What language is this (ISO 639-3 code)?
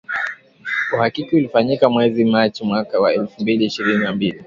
swa